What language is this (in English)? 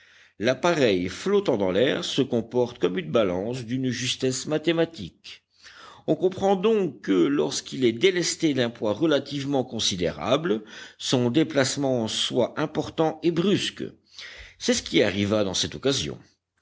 French